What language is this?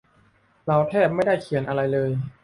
Thai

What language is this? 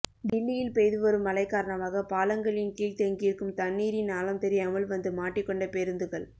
Tamil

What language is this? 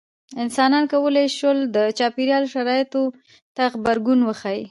Pashto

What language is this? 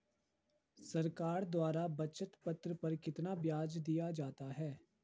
Hindi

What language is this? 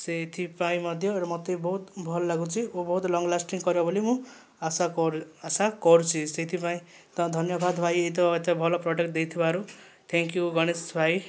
Odia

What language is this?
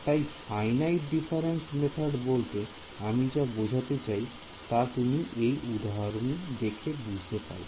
Bangla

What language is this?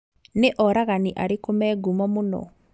Kikuyu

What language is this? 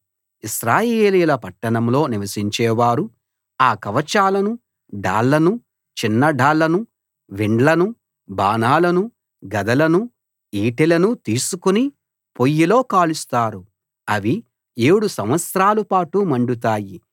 Telugu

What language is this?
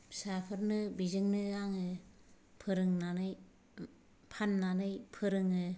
Bodo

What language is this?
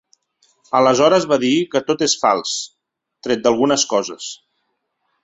Catalan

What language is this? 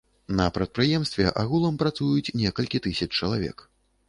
Belarusian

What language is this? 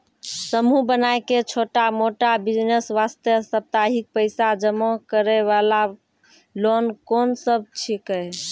Maithili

